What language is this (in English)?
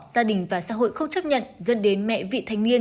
Vietnamese